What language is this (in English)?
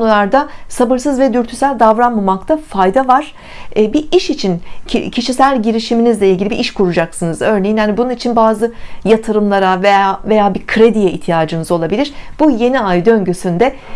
Turkish